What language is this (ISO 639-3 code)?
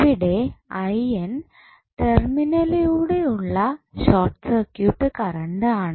mal